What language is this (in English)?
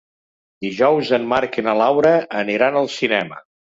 Catalan